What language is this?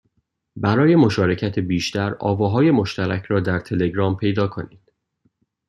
Persian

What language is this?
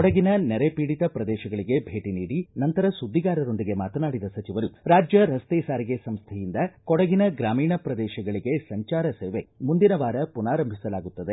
Kannada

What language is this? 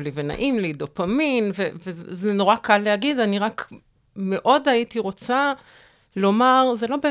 Hebrew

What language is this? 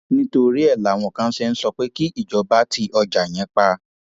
Yoruba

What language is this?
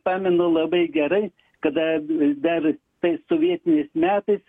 Lithuanian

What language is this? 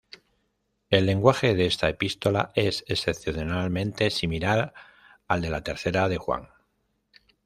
Spanish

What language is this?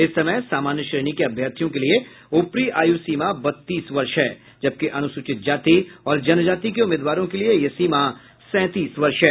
Hindi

